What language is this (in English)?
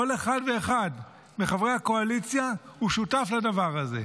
Hebrew